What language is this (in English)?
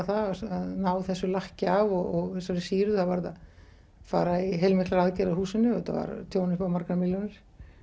Icelandic